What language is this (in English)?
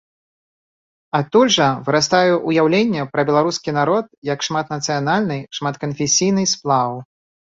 Belarusian